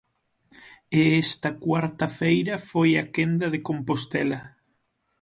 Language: Galician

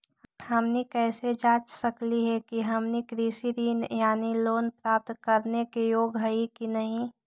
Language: Magahi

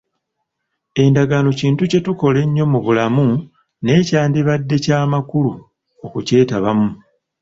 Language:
Ganda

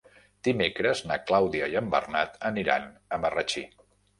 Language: Catalan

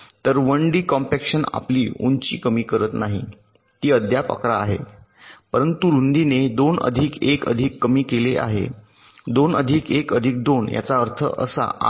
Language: Marathi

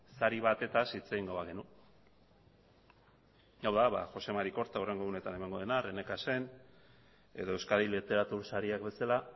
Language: Basque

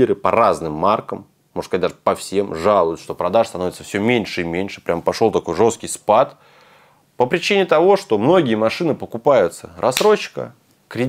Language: Russian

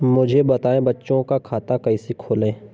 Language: Hindi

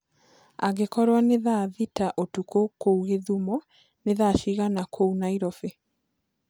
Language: Kikuyu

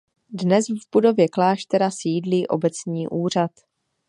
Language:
Czech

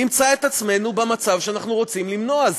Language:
Hebrew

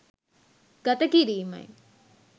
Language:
Sinhala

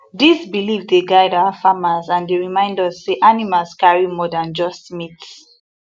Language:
Nigerian Pidgin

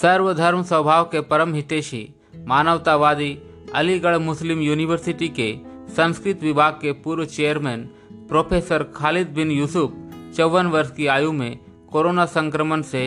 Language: Hindi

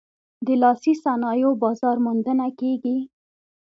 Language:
Pashto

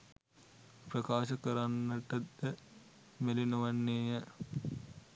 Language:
Sinhala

